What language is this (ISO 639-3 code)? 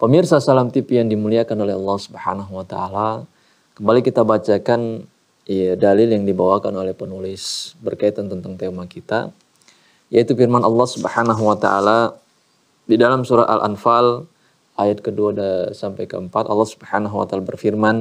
ind